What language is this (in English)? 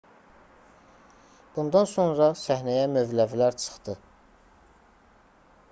Azerbaijani